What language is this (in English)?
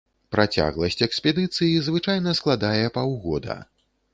Belarusian